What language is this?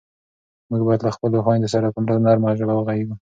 Pashto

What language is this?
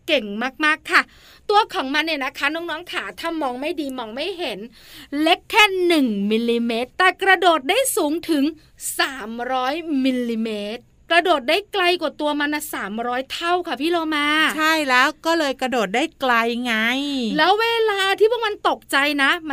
Thai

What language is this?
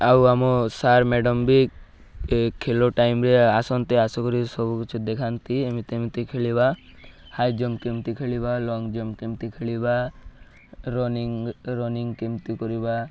Odia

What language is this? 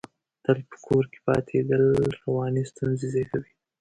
Pashto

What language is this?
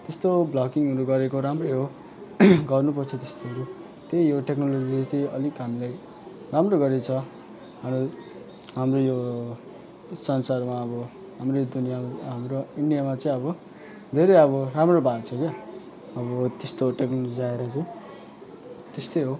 Nepali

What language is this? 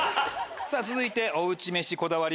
Japanese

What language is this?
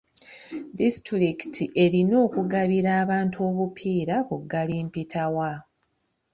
Ganda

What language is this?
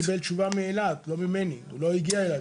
Hebrew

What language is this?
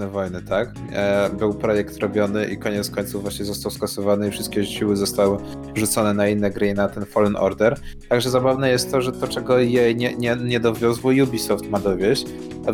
Polish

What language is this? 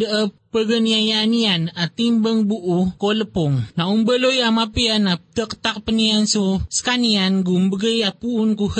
Filipino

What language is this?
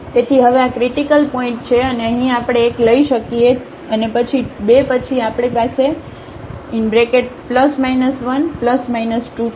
Gujarati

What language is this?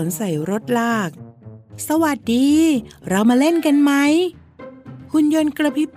Thai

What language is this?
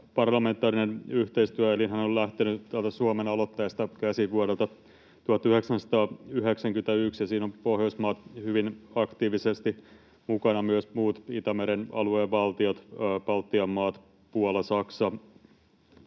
Finnish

